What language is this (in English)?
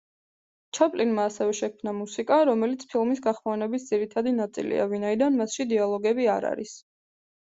Georgian